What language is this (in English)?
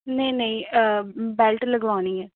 Punjabi